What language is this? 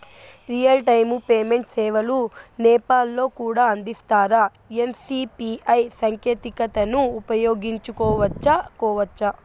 Telugu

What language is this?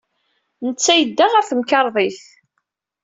Kabyle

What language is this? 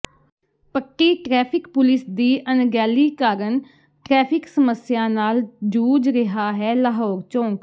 Punjabi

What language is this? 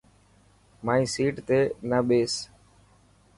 Dhatki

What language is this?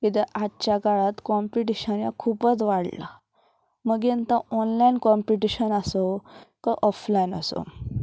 Konkani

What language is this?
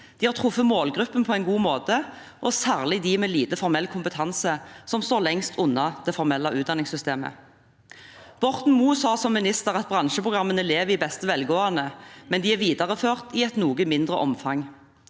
Norwegian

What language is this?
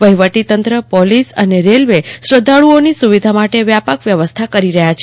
Gujarati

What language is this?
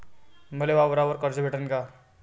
Marathi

